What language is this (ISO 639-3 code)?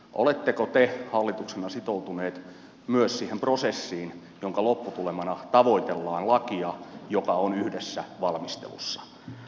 fin